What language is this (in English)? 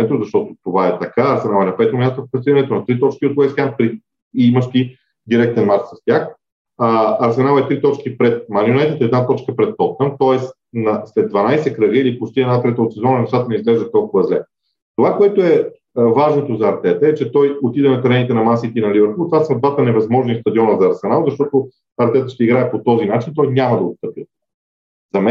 Bulgarian